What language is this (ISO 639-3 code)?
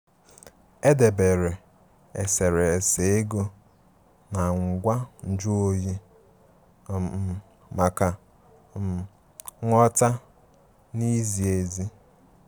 ibo